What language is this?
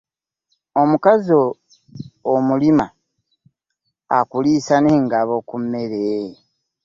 Ganda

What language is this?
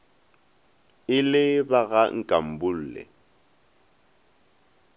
Northern Sotho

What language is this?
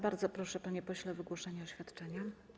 Polish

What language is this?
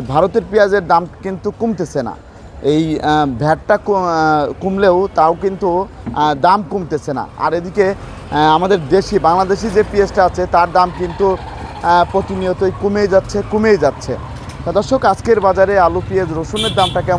Bangla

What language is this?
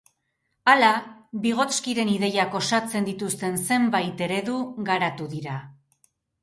Basque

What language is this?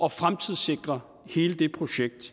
Danish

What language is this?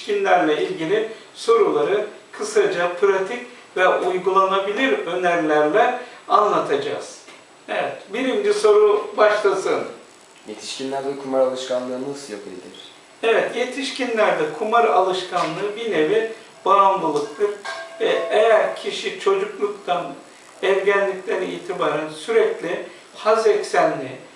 Turkish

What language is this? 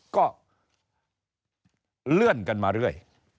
Thai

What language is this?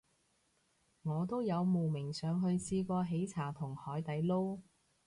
Cantonese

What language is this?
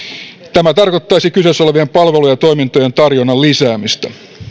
Finnish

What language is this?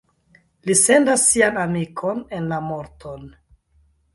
Esperanto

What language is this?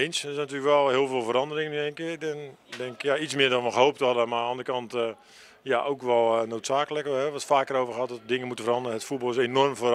Dutch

